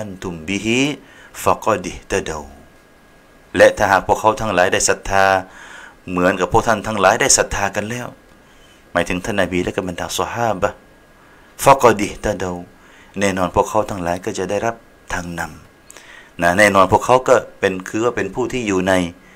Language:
Thai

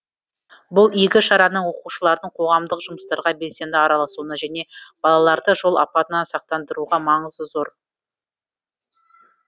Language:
Kazakh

